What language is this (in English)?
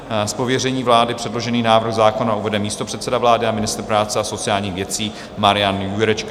Czech